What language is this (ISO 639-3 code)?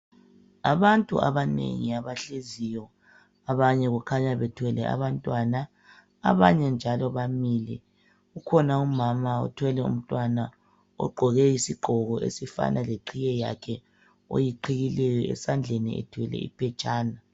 nde